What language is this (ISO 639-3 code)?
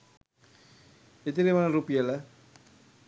sin